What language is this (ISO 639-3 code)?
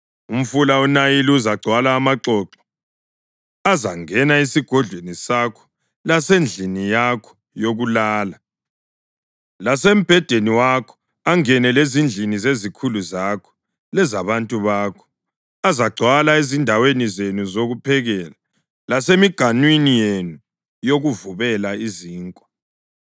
nde